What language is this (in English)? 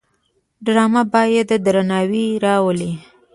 Pashto